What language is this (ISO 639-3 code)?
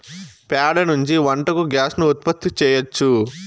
tel